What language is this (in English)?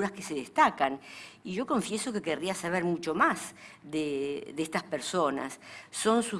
Spanish